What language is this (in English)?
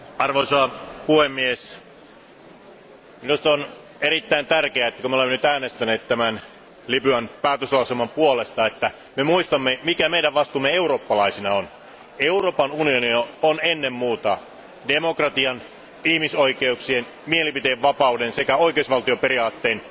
Finnish